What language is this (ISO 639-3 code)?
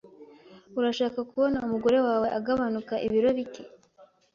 kin